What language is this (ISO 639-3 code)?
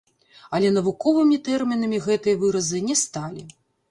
bel